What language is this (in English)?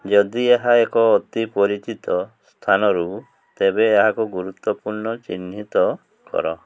Odia